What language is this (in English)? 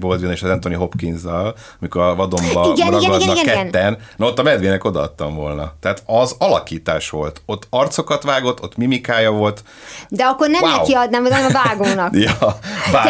Hungarian